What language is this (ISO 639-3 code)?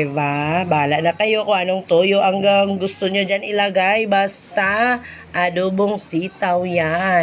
fil